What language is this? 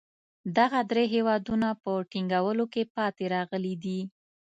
Pashto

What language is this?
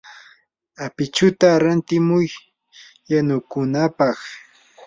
Yanahuanca Pasco Quechua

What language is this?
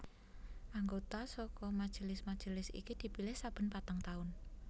Javanese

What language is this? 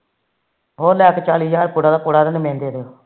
Punjabi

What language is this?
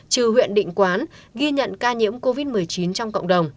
Vietnamese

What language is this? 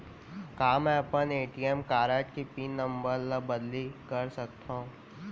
Chhattisgarhi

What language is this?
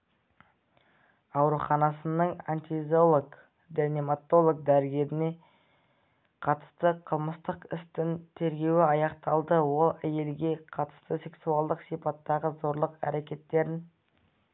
Kazakh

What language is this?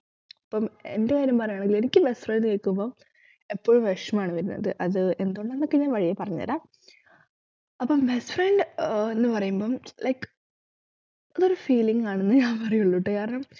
Malayalam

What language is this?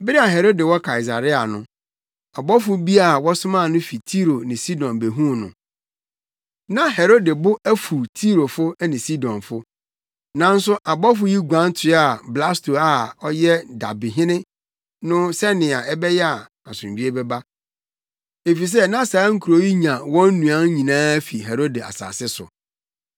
Akan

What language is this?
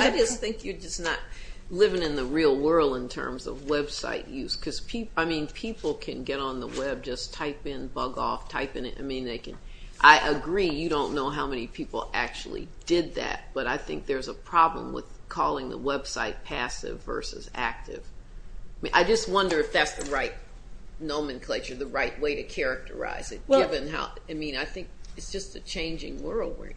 English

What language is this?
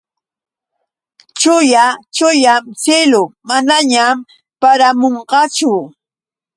Yauyos Quechua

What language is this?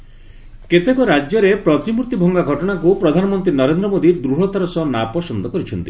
Odia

